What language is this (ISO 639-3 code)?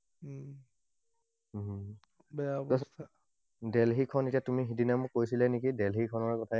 asm